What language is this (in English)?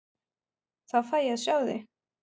Icelandic